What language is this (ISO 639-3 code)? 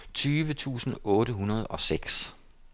dan